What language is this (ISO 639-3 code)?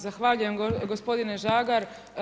hrv